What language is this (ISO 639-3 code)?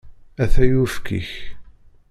kab